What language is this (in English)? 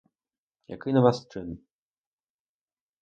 Ukrainian